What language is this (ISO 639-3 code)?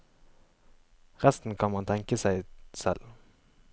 nor